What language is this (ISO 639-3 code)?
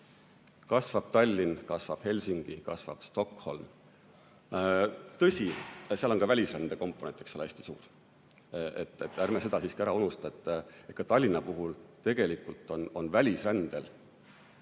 est